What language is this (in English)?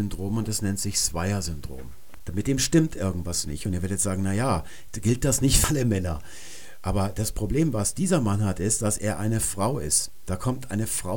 German